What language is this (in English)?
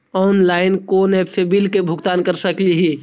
Magahi